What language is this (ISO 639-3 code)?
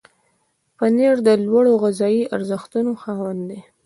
pus